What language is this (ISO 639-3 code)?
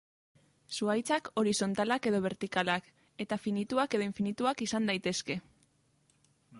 eus